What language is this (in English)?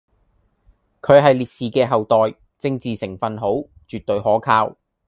Cantonese